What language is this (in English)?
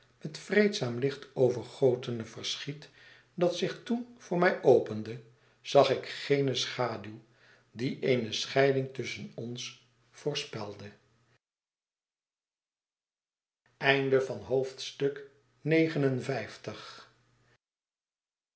Dutch